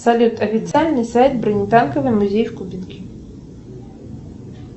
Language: Russian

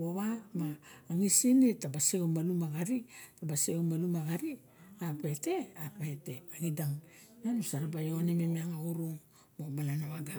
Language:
Barok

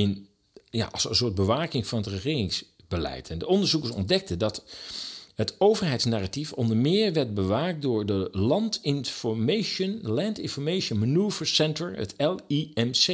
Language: Dutch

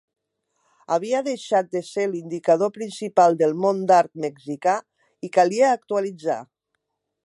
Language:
Catalan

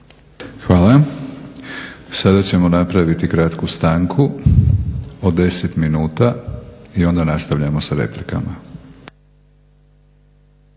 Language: Croatian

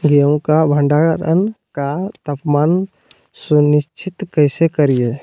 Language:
Magahi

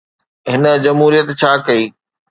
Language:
Sindhi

